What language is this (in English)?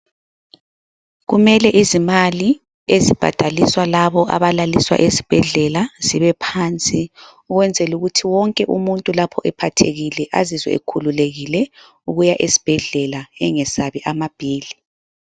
North Ndebele